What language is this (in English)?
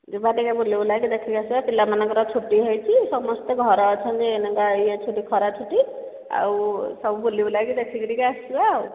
Odia